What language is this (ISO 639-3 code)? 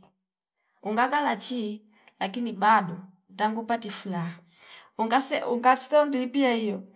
fip